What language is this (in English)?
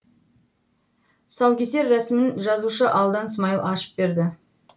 Kazakh